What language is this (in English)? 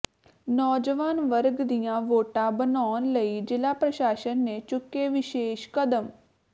Punjabi